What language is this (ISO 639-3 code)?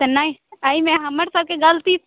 mai